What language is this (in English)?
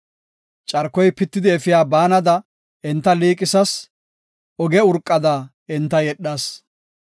Gofa